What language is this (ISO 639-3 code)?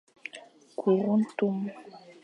fan